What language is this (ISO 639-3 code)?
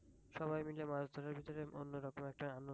ben